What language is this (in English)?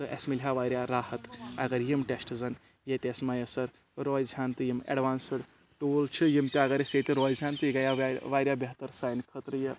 Kashmiri